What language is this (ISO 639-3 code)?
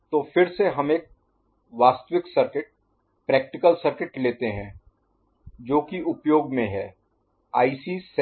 hin